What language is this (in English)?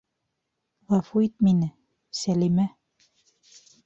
Bashkir